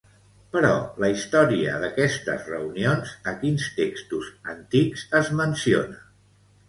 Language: Catalan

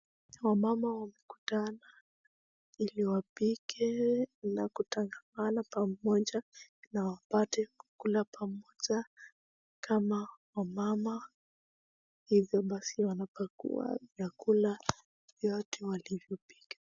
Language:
Swahili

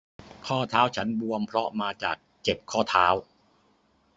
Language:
Thai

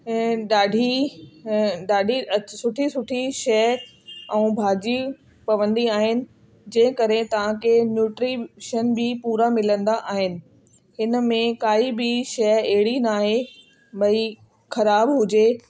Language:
Sindhi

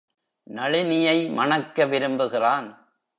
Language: Tamil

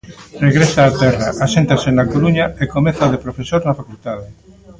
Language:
Galician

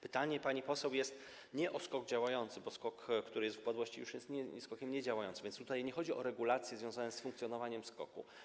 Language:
Polish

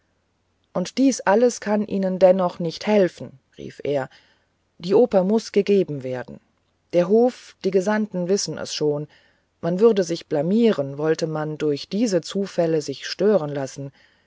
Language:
German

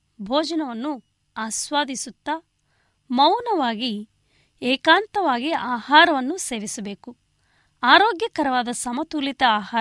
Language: Kannada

